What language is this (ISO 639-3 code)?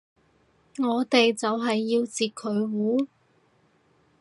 yue